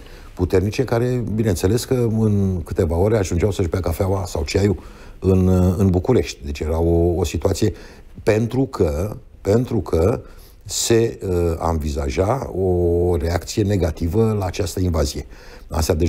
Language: Romanian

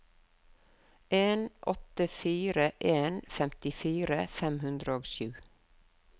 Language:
Norwegian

